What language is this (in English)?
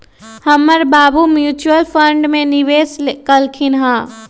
Magahi